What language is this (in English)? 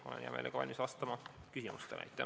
Estonian